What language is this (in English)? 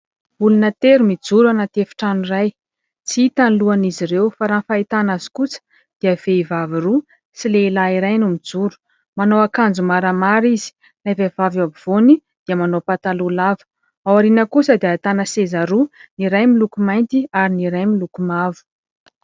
Malagasy